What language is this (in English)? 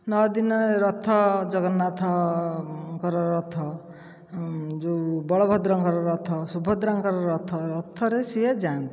Odia